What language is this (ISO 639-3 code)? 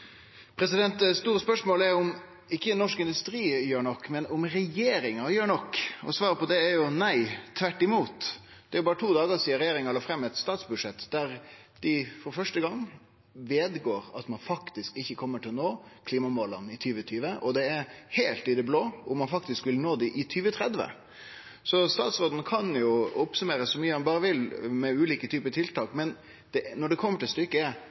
nno